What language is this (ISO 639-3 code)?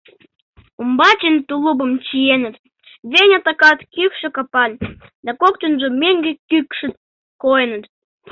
chm